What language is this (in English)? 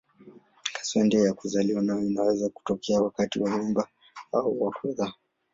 Swahili